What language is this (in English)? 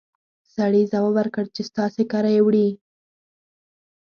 Pashto